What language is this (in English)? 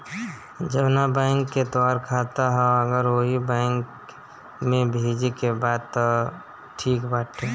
Bhojpuri